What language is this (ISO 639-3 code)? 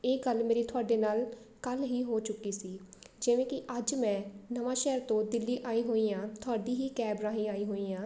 pan